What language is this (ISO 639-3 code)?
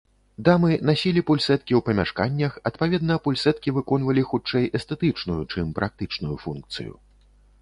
bel